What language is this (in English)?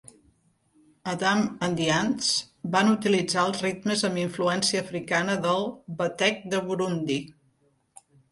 Catalan